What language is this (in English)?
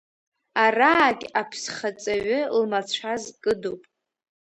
Abkhazian